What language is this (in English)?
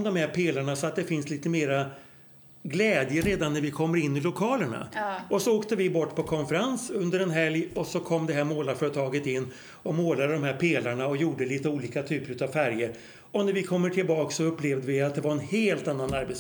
Swedish